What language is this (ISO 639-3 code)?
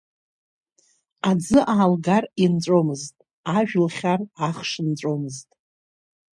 abk